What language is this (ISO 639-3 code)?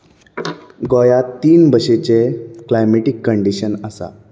kok